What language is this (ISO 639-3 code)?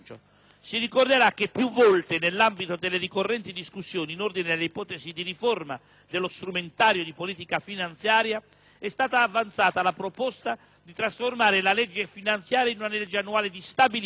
ita